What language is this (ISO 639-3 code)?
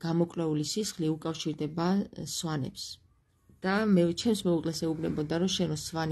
ron